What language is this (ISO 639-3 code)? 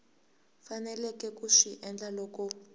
tso